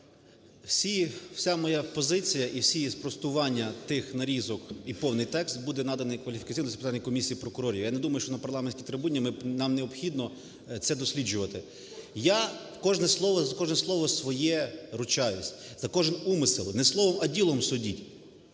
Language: Ukrainian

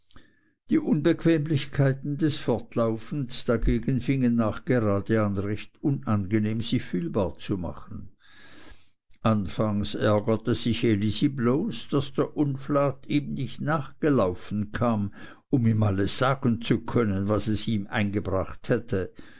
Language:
German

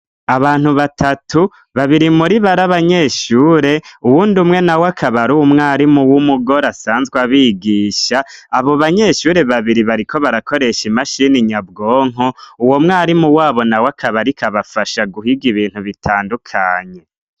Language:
Rundi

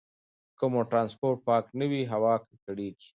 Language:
Pashto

